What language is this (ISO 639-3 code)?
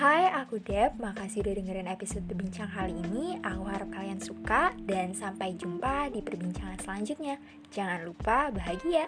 ind